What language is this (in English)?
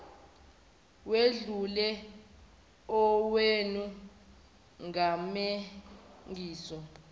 Zulu